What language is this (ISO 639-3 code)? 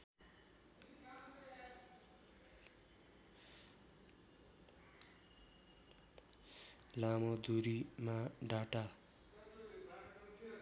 nep